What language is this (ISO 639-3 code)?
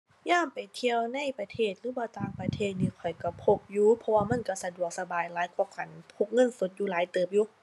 tha